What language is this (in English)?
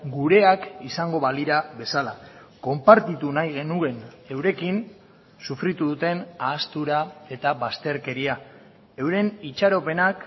Basque